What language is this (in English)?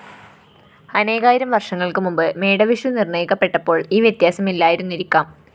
Malayalam